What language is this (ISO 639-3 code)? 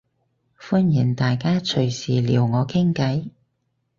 yue